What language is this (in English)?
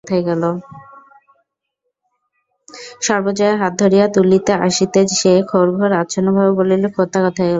Bangla